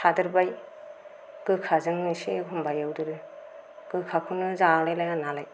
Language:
Bodo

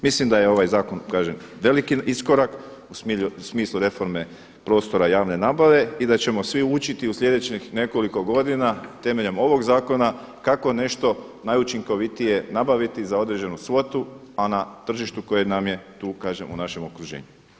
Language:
Croatian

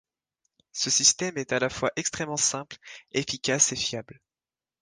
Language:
French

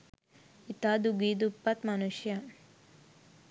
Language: Sinhala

